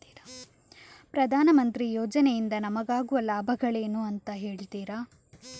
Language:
Kannada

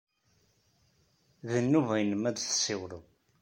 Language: Kabyle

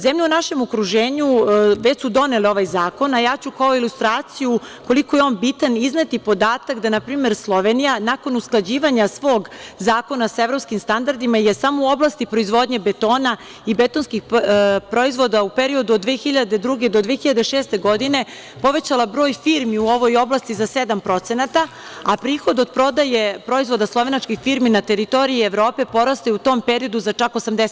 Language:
Serbian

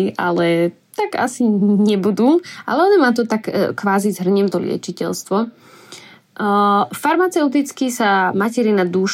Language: Slovak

